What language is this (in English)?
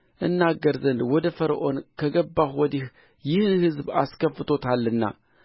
Amharic